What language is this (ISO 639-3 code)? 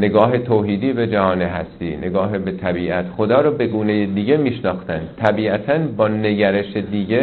fas